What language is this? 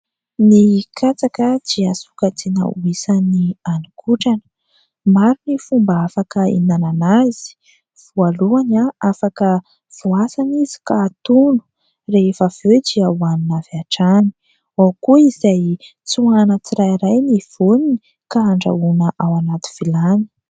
Malagasy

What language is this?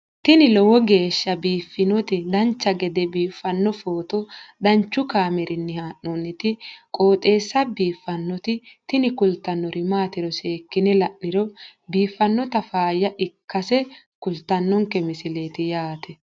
Sidamo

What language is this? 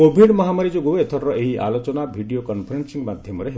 Odia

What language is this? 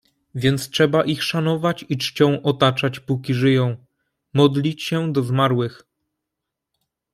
Polish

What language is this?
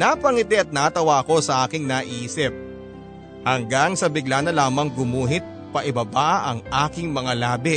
Filipino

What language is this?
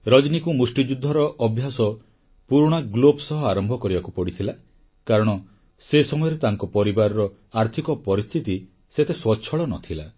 Odia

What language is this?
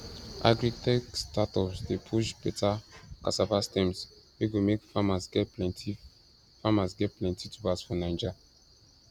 Nigerian Pidgin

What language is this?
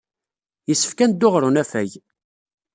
Kabyle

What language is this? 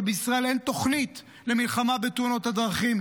Hebrew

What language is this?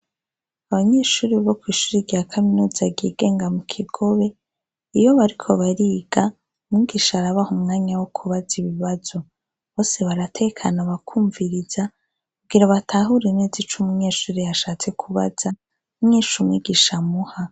Rundi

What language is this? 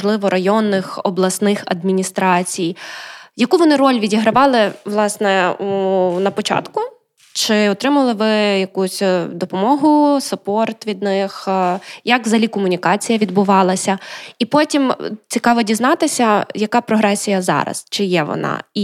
Ukrainian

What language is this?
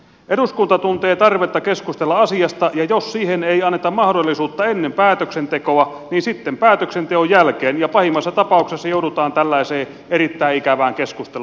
Finnish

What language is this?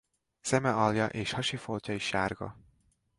Hungarian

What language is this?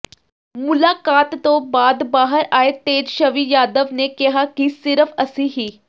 Punjabi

